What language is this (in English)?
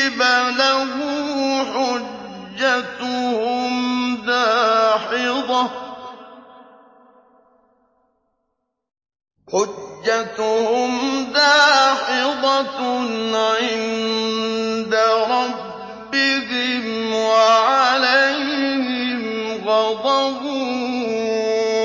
Arabic